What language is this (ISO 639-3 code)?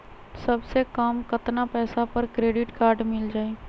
mag